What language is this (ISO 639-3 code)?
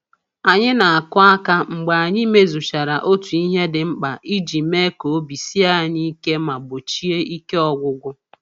ibo